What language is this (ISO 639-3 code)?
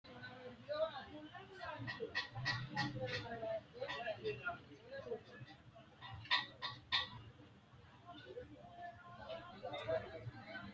sid